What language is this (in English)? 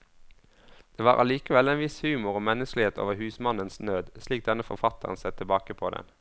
Norwegian